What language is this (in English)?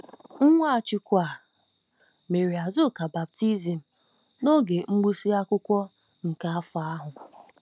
Igbo